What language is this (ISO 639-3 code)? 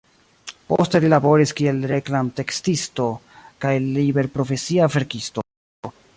epo